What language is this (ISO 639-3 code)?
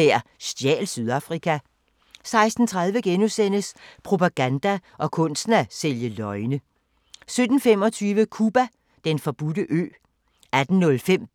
dan